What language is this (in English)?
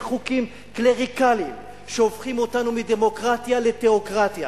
Hebrew